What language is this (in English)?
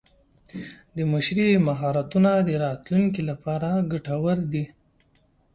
Pashto